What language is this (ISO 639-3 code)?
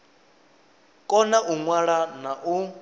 ven